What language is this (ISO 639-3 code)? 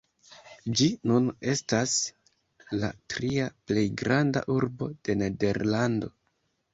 epo